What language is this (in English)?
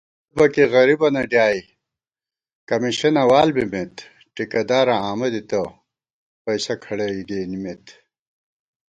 Gawar-Bati